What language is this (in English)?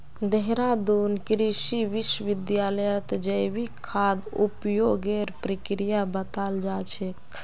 Magahi